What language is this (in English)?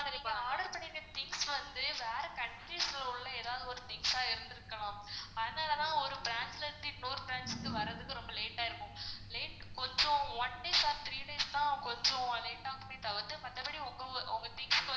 Tamil